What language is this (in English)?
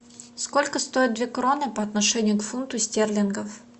Russian